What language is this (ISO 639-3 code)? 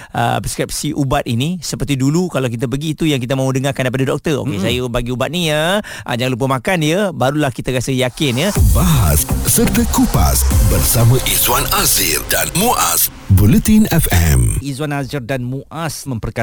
msa